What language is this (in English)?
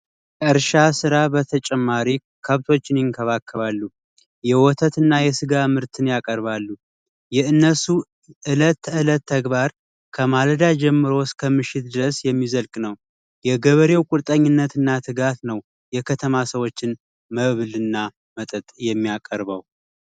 Amharic